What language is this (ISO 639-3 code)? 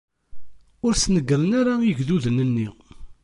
kab